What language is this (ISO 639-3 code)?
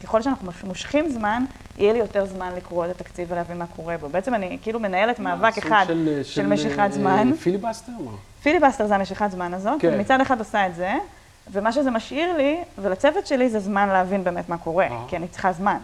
heb